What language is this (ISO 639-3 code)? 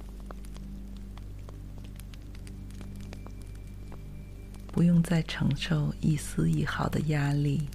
zho